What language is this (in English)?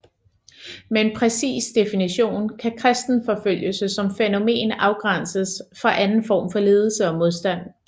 Danish